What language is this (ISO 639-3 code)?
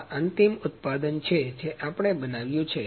guj